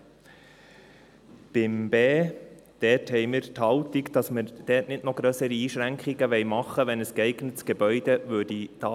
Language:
Swiss German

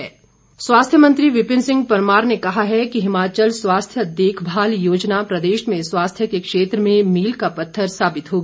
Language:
Hindi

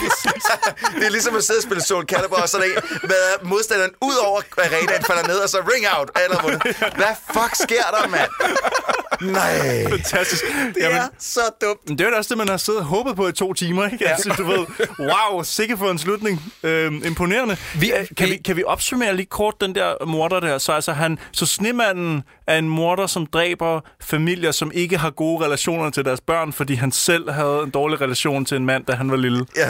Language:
Danish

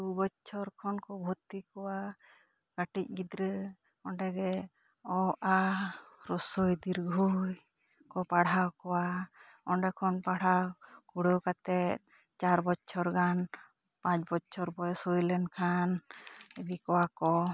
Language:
Santali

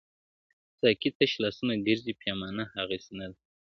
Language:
Pashto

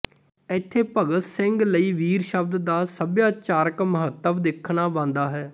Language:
Punjabi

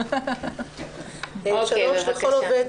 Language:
Hebrew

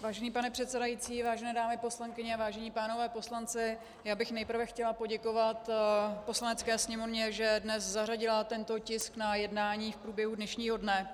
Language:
Czech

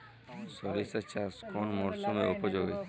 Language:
Bangla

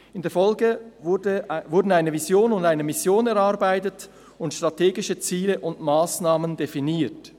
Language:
Swiss German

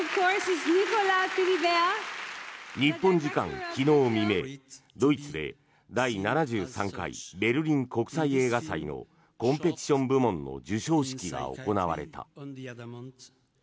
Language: Japanese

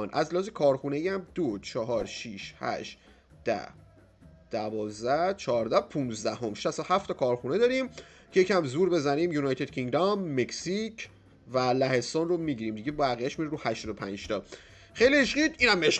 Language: Persian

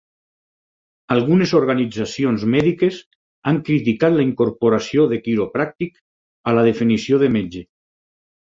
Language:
Catalan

